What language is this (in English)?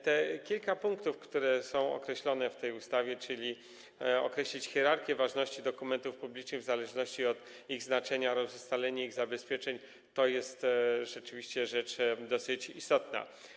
Polish